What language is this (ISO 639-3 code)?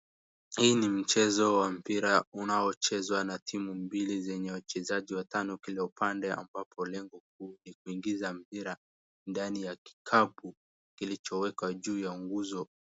swa